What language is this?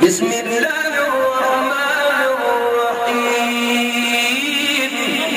Arabic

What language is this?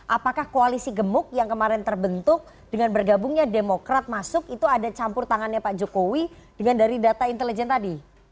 Indonesian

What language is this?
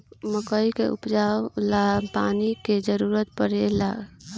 Bhojpuri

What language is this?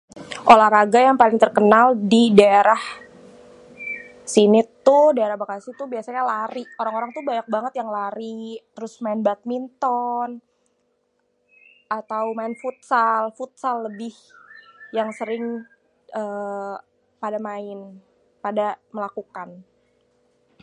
Betawi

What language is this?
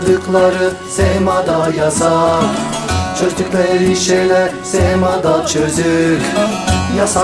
Turkish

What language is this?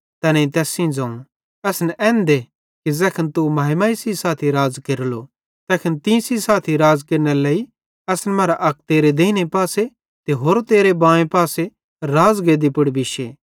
Bhadrawahi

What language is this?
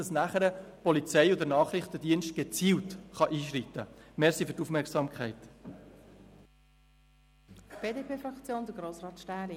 Swiss German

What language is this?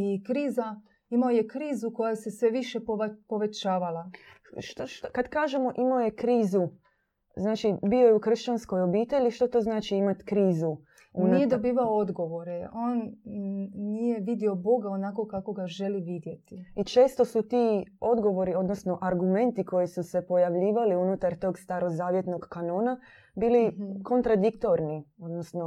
Croatian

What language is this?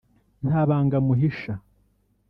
Kinyarwanda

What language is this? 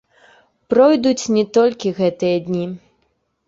Belarusian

